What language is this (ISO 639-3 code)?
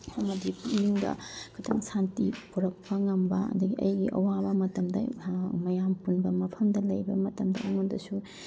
mni